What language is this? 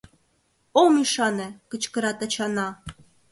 Mari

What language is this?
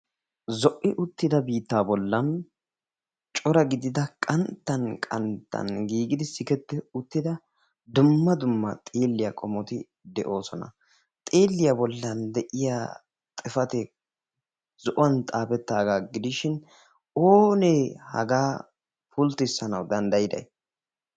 Wolaytta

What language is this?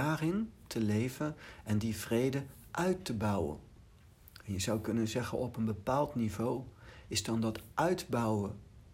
Dutch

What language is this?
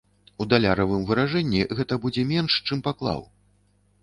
Belarusian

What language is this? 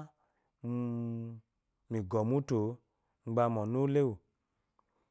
Eloyi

